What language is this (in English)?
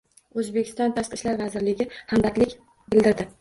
Uzbek